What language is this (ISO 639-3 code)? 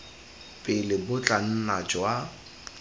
tsn